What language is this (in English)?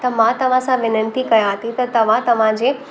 Sindhi